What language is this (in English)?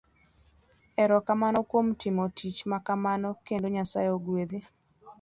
Luo (Kenya and Tanzania)